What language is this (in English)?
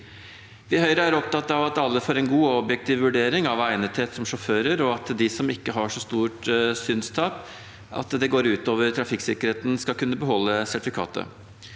Norwegian